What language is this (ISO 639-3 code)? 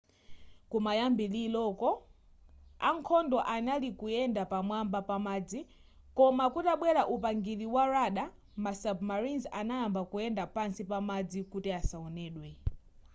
nya